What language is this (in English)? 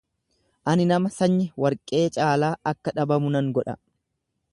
Oromo